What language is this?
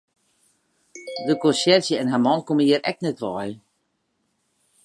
Western Frisian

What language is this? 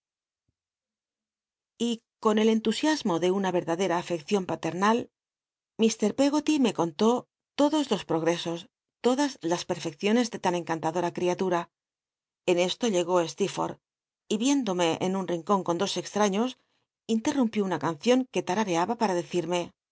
Spanish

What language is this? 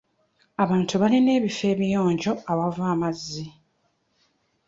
Ganda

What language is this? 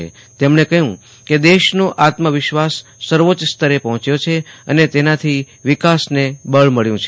Gujarati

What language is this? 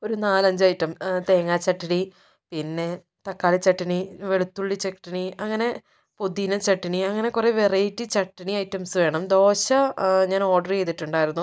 Malayalam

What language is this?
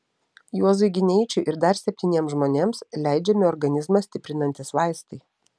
Lithuanian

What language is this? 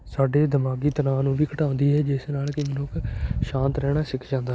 Punjabi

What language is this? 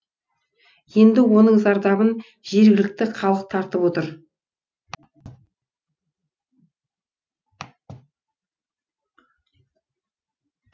Kazakh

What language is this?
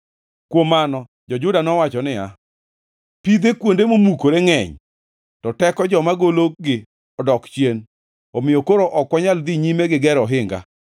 Luo (Kenya and Tanzania)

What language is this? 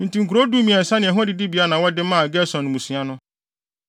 Akan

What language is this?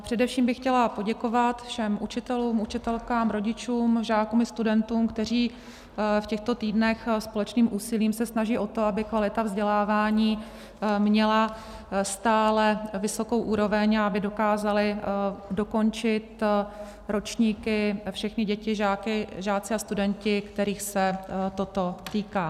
Czech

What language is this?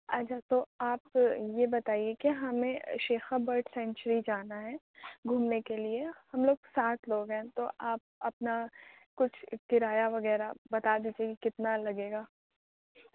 Urdu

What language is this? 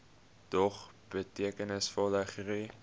Afrikaans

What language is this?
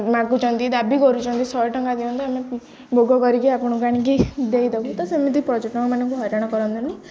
Odia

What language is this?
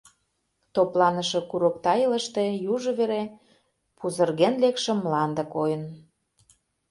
Mari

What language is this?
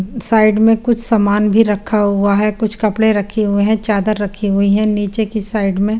Hindi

